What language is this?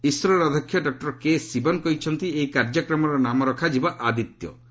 Odia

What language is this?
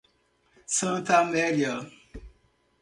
Portuguese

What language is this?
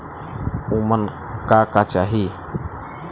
Bhojpuri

